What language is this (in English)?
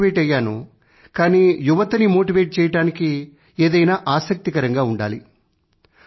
Telugu